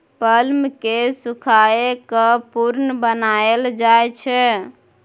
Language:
Maithili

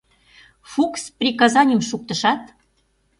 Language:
Mari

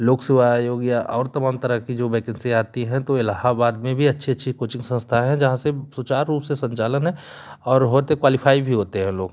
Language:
Hindi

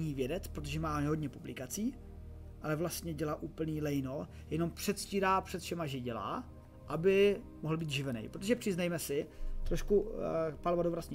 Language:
Czech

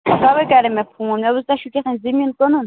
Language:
Kashmiri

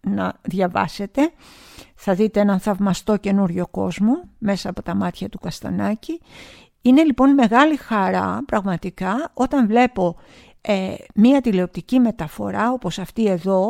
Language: Greek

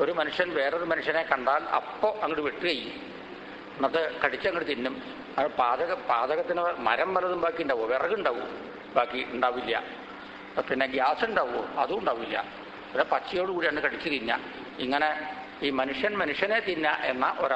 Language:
Hindi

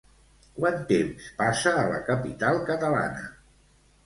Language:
Catalan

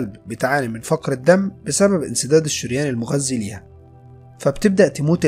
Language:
Arabic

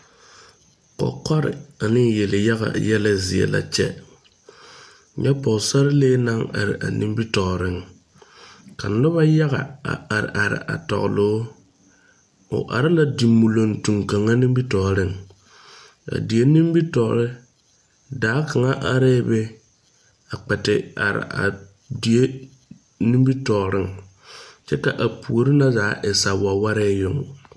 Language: Southern Dagaare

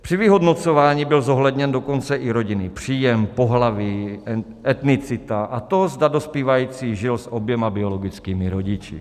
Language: Czech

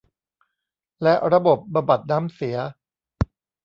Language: Thai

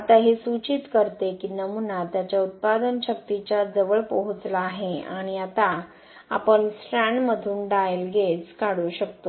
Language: Marathi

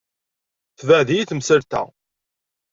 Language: Kabyle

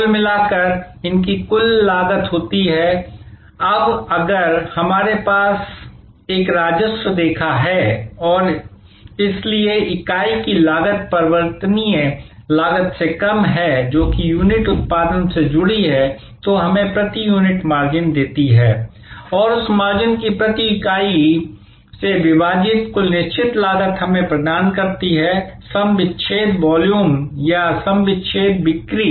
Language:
Hindi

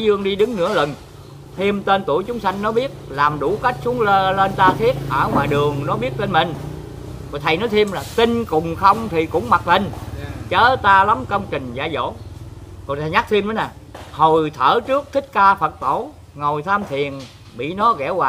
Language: Vietnamese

